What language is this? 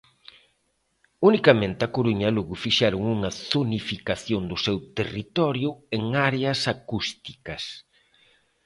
Galician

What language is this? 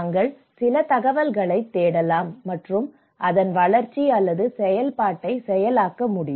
Tamil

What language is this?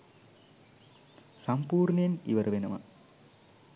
Sinhala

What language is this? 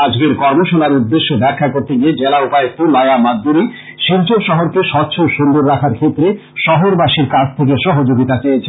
Bangla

